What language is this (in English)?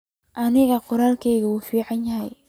Somali